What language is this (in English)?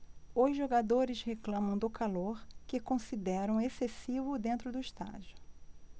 Portuguese